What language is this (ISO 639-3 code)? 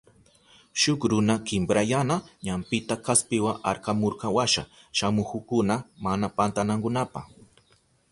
qup